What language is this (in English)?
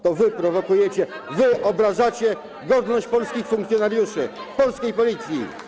Polish